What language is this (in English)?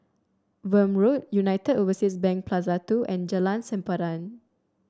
English